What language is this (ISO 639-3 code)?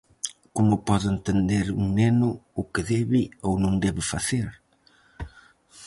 glg